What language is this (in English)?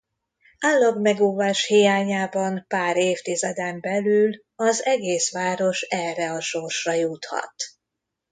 Hungarian